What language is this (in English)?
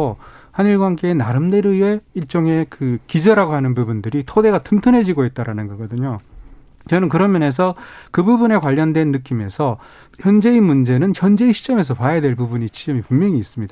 Korean